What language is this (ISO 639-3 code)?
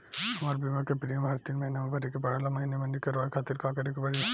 bho